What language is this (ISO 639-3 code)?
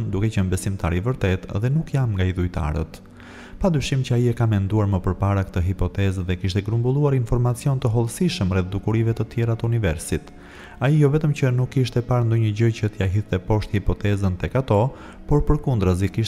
ron